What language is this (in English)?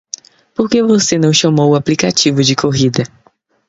Portuguese